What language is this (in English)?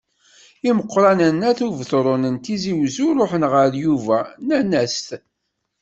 Kabyle